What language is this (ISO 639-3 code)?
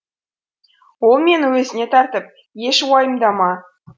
kaz